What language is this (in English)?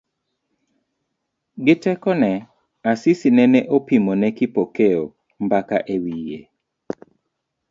Luo (Kenya and Tanzania)